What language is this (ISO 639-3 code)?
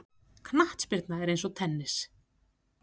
isl